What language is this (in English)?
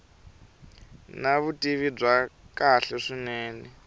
Tsonga